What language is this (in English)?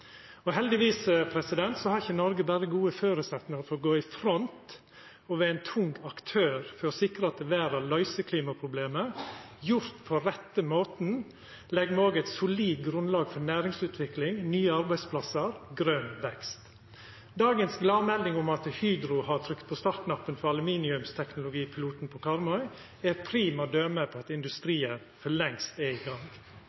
Norwegian Nynorsk